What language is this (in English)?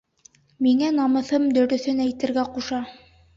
Bashkir